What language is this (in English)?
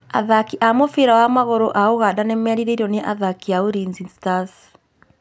Kikuyu